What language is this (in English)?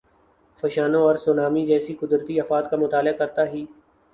Urdu